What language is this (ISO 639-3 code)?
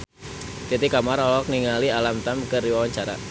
sun